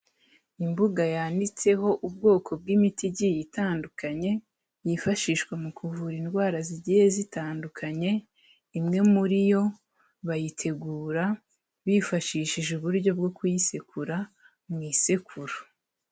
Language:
Kinyarwanda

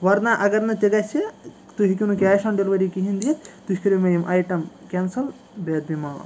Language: Kashmiri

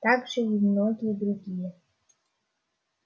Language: Russian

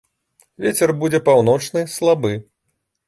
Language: Belarusian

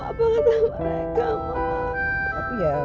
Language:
Indonesian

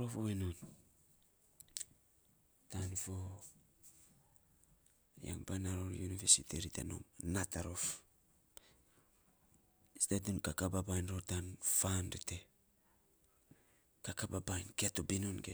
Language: Saposa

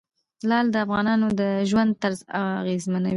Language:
Pashto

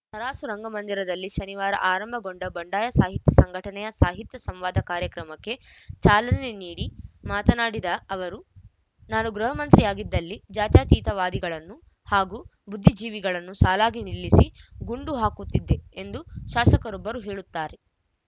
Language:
Kannada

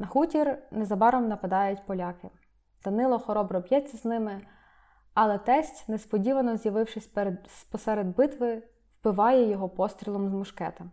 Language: Ukrainian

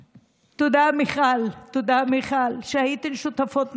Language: Hebrew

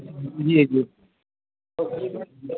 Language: Maithili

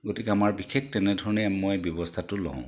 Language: Assamese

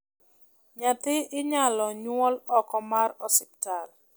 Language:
Luo (Kenya and Tanzania)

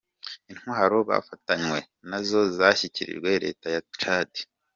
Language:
Kinyarwanda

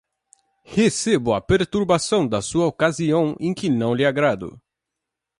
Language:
Portuguese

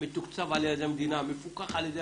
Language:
Hebrew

